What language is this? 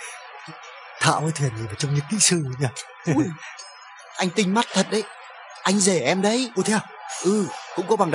Vietnamese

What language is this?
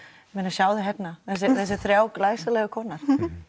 Icelandic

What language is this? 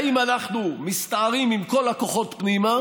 Hebrew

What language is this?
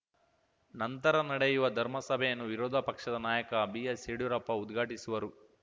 Kannada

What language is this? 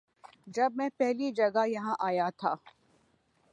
Urdu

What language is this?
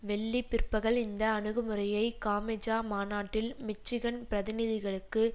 Tamil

